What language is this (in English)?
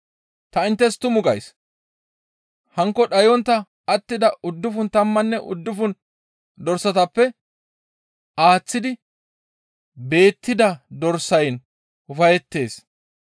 Gamo